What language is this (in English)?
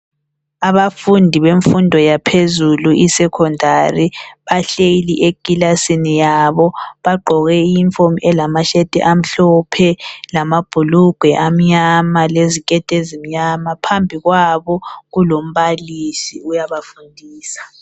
North Ndebele